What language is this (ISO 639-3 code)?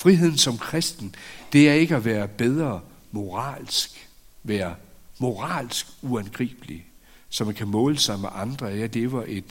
dan